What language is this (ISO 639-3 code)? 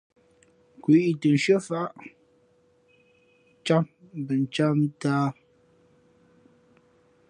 fmp